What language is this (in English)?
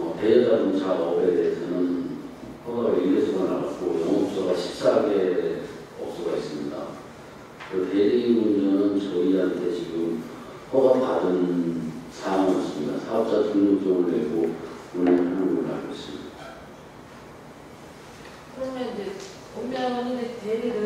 Korean